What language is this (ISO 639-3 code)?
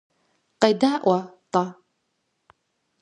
kbd